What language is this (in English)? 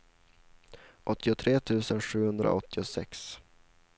Swedish